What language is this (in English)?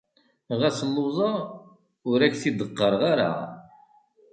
Kabyle